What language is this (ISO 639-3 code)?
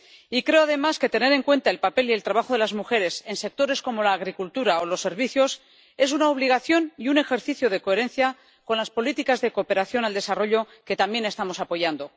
spa